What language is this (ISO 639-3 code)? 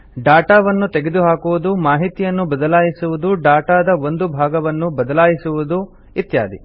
kan